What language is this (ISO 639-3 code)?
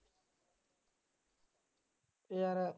pan